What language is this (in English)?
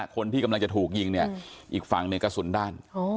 Thai